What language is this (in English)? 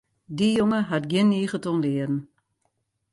Western Frisian